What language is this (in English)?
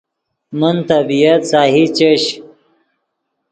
Yidgha